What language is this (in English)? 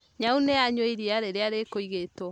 Kikuyu